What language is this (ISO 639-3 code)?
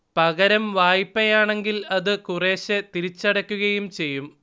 mal